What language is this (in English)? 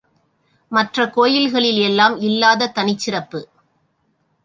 Tamil